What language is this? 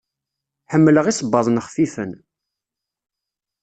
Kabyle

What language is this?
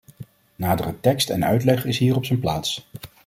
Dutch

